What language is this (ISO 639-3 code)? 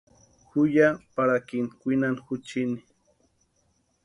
pua